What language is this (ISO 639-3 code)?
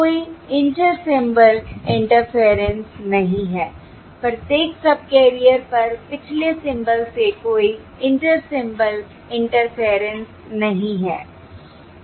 hin